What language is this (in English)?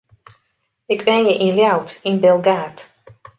Western Frisian